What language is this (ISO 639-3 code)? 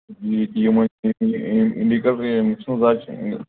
kas